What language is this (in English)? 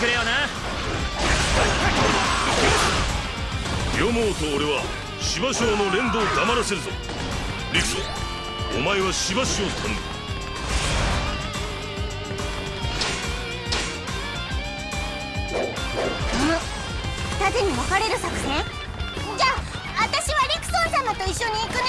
Japanese